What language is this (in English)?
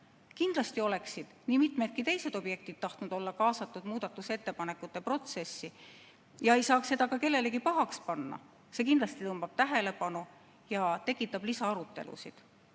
Estonian